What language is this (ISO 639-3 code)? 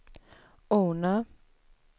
swe